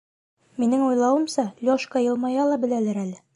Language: Bashkir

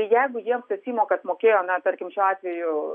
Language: Lithuanian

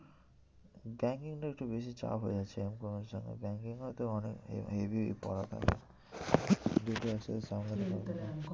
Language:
Bangla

